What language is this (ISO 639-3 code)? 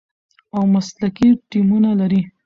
pus